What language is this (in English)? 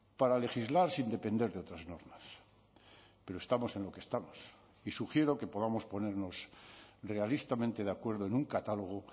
Spanish